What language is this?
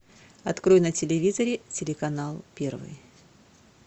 Russian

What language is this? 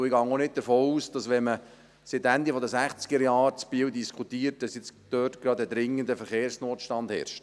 Swiss German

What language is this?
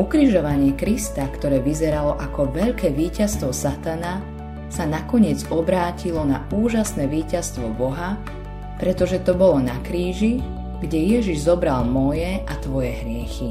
Slovak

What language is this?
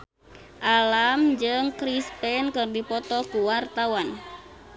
Sundanese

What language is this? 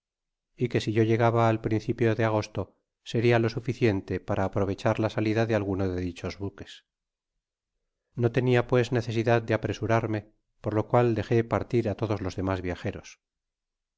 Spanish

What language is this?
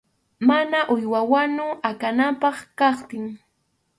Arequipa-La Unión Quechua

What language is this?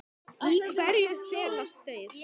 Icelandic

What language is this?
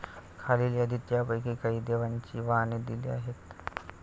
Marathi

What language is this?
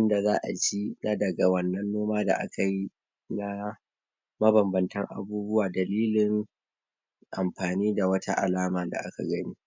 Hausa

